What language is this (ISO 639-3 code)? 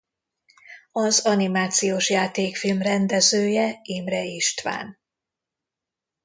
hun